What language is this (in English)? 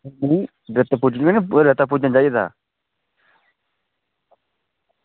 Dogri